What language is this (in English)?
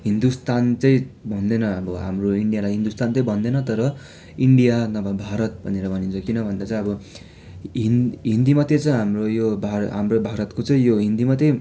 Nepali